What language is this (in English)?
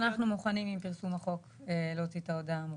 Hebrew